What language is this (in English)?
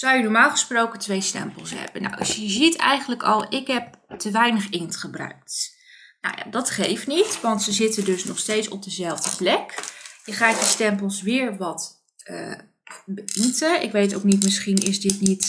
Dutch